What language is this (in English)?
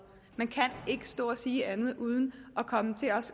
Danish